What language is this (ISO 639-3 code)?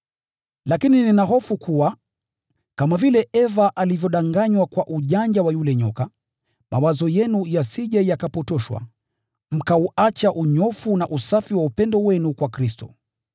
swa